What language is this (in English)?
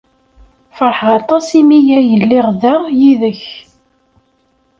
Kabyle